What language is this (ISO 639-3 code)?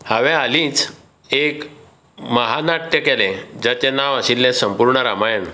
kok